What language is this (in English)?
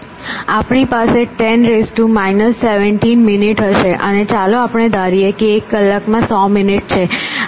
Gujarati